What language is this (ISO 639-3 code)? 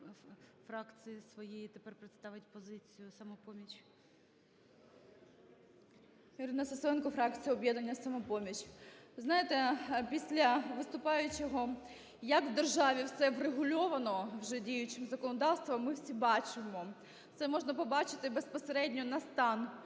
ukr